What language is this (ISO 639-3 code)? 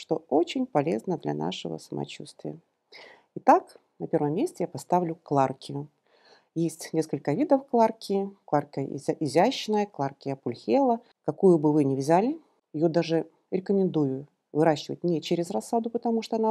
rus